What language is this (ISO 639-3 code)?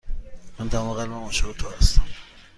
fas